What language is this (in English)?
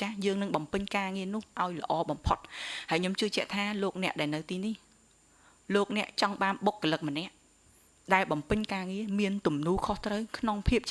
Vietnamese